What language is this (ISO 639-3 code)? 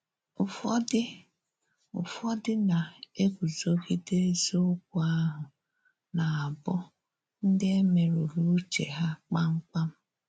ibo